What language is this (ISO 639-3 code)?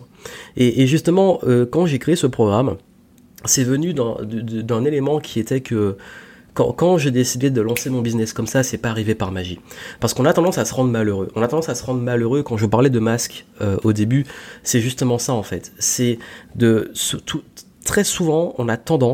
fra